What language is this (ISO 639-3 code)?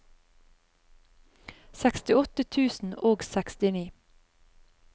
nor